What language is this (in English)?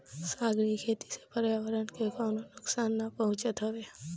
Bhojpuri